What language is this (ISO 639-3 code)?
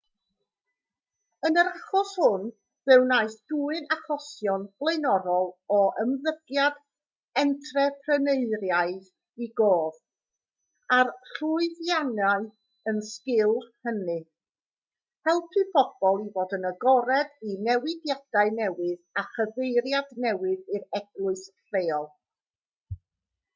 cym